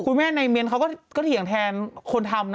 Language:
Thai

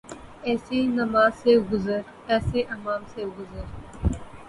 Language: Urdu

